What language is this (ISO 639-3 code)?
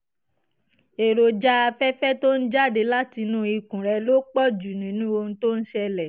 yor